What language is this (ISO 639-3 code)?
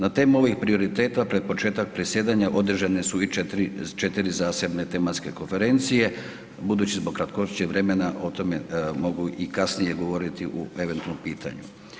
hrv